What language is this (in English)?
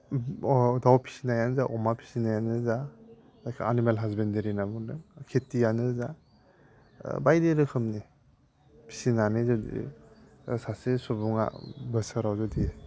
Bodo